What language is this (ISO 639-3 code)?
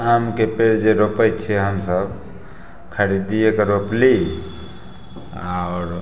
mai